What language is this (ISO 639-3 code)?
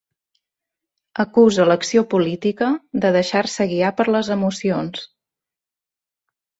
cat